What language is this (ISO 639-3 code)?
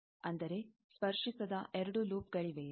kan